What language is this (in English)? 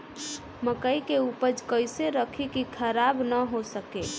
Bhojpuri